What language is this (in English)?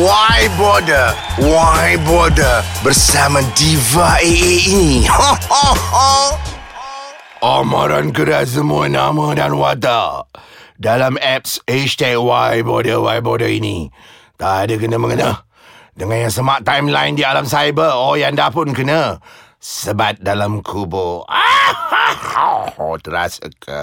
Malay